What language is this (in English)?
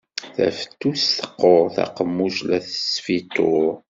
Kabyle